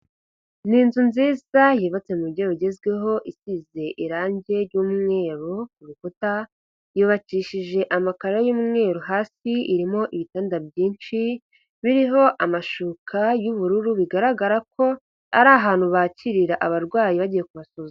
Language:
Kinyarwanda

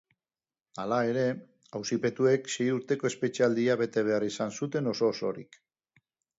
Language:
Basque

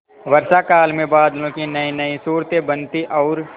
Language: Hindi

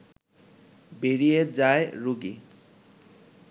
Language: Bangla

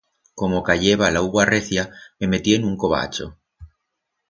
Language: Aragonese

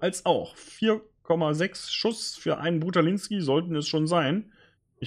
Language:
German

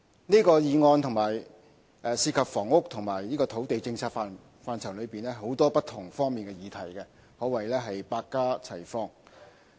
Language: Cantonese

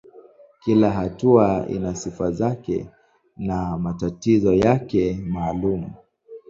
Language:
Swahili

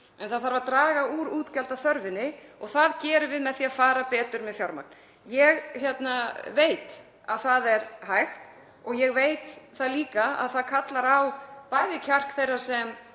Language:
Icelandic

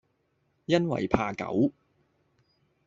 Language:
Cantonese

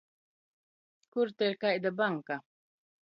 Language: Latgalian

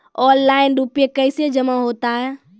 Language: Maithili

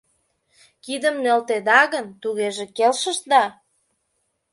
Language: Mari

